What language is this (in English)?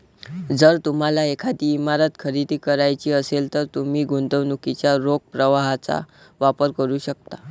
Marathi